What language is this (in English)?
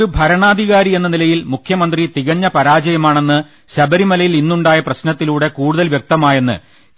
Malayalam